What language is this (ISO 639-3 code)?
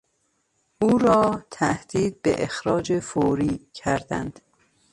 fas